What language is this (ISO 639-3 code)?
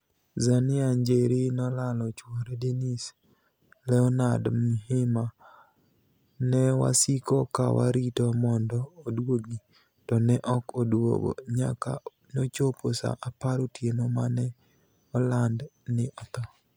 luo